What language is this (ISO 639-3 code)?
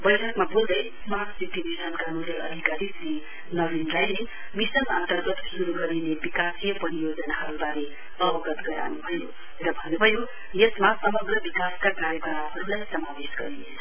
nep